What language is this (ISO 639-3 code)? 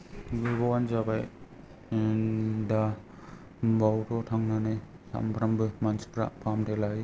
brx